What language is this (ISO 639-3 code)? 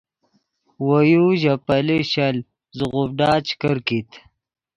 ydg